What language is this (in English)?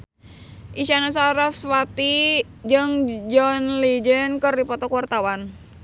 Sundanese